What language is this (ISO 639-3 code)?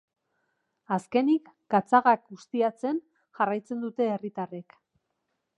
eus